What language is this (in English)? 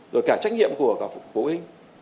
Vietnamese